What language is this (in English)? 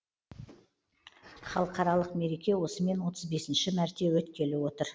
Kazakh